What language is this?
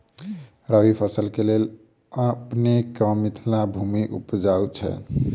Maithili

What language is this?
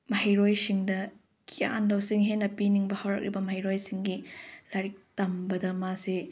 Manipuri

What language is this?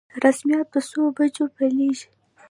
Pashto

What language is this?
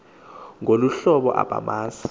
Xhosa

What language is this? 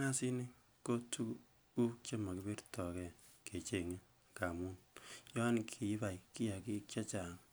Kalenjin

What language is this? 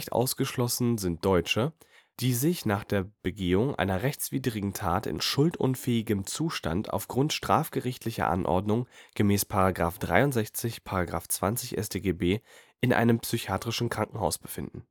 German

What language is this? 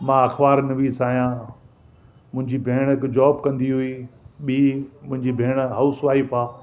Sindhi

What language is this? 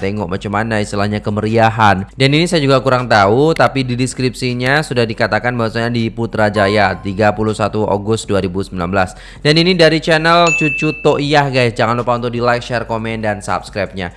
Indonesian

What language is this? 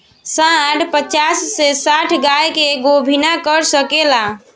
Bhojpuri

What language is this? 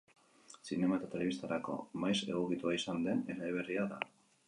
Basque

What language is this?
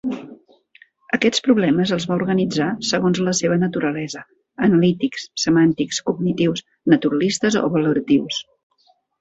Catalan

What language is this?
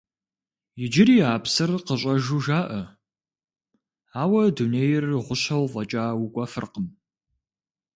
Kabardian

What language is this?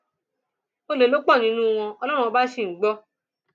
Yoruba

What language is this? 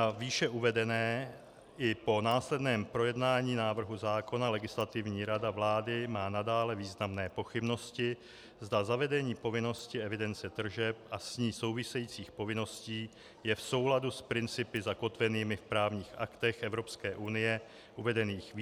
Czech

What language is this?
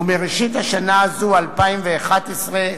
Hebrew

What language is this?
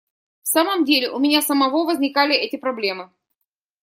Russian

